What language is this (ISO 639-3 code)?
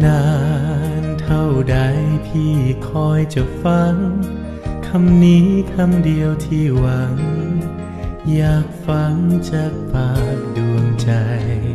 tha